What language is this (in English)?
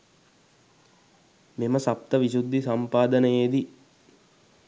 Sinhala